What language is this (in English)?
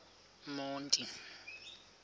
Xhosa